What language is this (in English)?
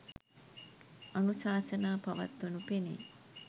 Sinhala